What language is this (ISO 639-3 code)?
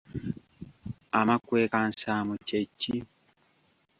lug